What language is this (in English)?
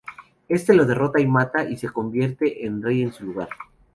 Spanish